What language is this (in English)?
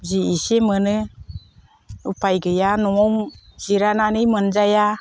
Bodo